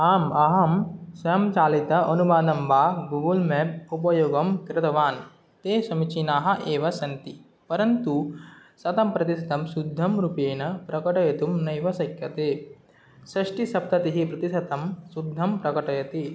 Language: Sanskrit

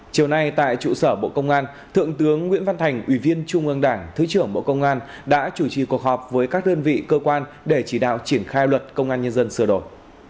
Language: Vietnamese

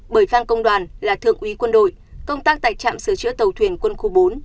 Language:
Vietnamese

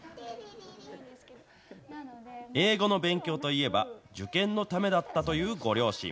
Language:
Japanese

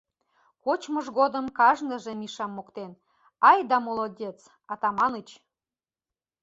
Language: Mari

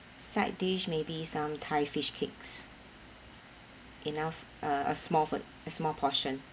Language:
English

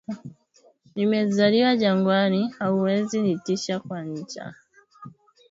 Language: Swahili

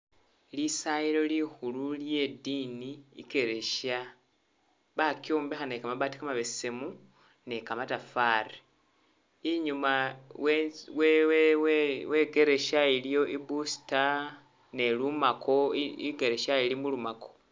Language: Masaaba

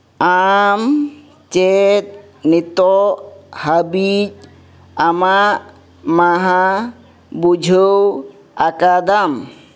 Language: Santali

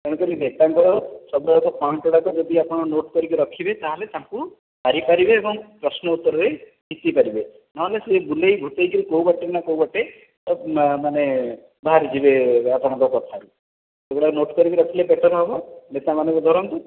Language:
Odia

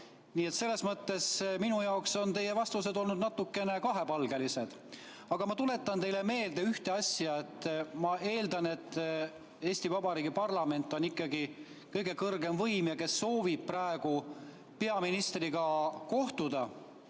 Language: Estonian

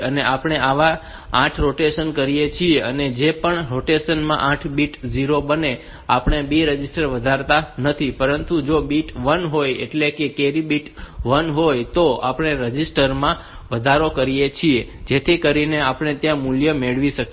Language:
Gujarati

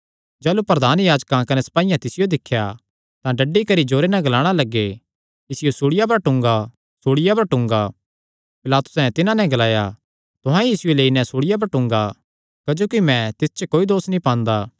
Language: Kangri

